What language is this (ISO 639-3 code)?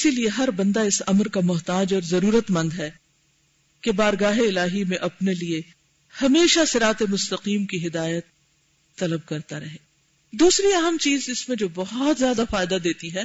urd